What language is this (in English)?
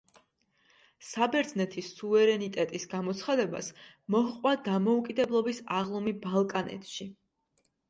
Georgian